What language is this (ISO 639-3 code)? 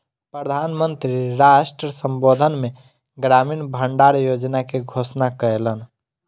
mai